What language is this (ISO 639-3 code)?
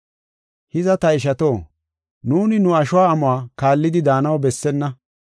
gof